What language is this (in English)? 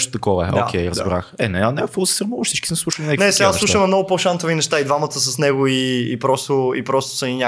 Bulgarian